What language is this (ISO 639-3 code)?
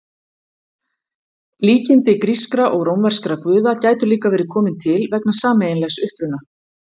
isl